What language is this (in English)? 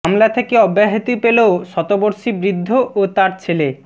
Bangla